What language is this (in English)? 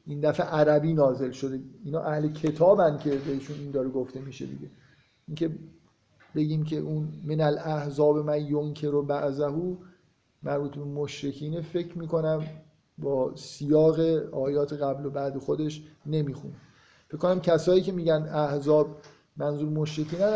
Persian